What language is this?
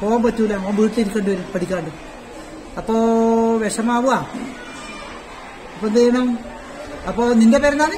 Malayalam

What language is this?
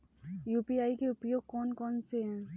Hindi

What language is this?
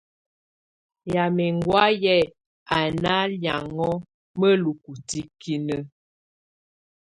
Tunen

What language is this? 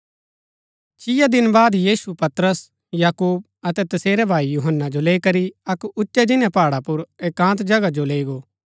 Gaddi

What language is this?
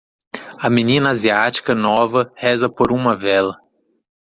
Portuguese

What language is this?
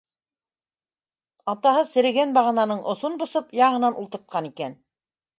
Bashkir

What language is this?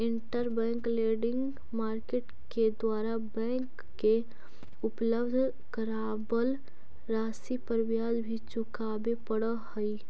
Magahi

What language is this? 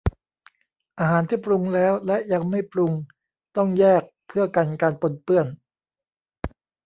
Thai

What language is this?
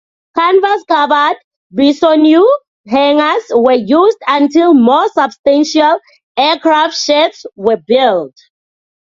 English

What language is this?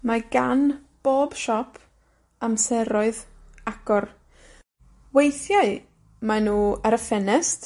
Welsh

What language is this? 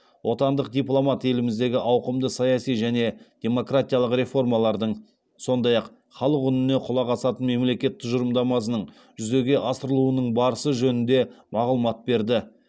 Kazakh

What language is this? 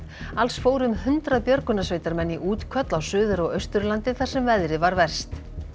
Icelandic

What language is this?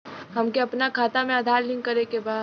Bhojpuri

